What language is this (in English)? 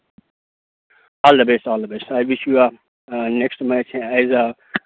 Urdu